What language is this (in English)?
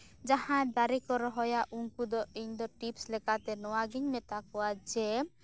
Santali